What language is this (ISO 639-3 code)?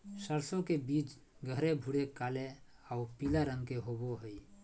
mag